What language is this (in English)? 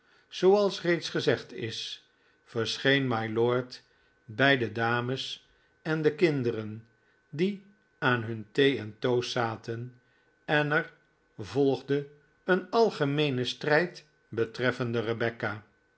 Dutch